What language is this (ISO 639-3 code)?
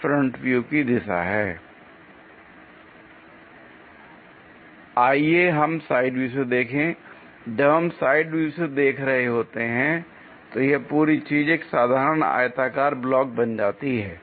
hin